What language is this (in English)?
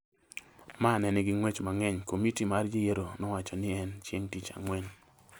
Luo (Kenya and Tanzania)